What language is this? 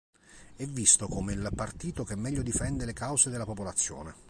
Italian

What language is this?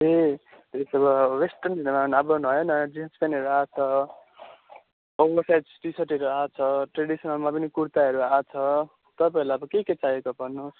Nepali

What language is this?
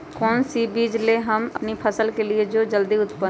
Magahi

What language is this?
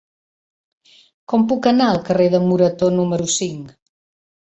Catalan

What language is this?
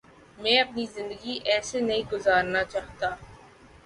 Urdu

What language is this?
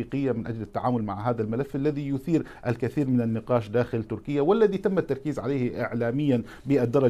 Arabic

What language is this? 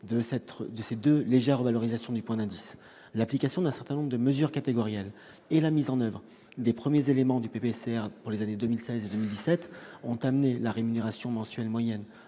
French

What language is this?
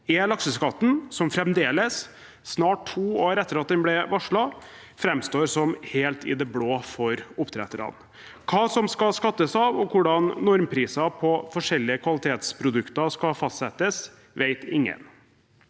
Norwegian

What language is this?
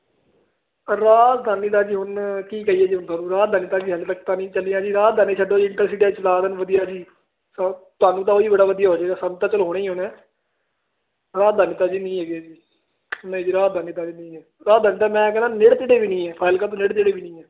Punjabi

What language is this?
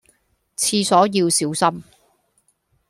Cantonese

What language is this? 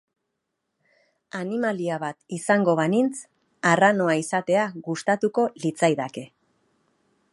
Basque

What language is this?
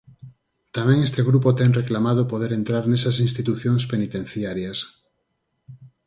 Galician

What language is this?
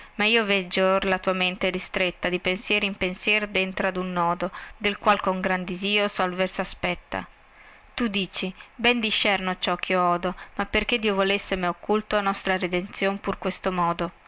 Italian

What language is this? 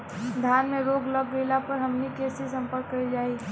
Bhojpuri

